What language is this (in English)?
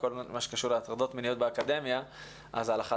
Hebrew